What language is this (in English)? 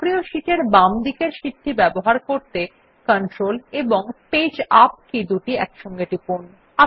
Bangla